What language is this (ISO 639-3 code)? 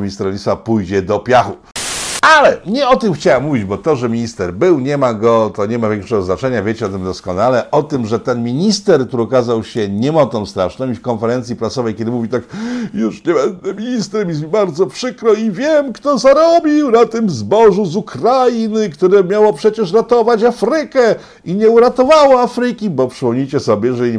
pol